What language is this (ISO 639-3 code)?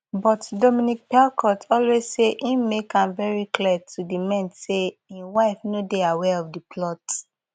pcm